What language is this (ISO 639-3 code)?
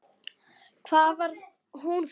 isl